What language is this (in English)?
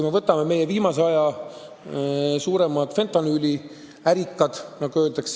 Estonian